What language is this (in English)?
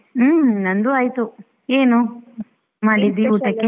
Kannada